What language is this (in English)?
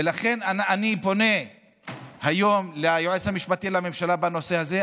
Hebrew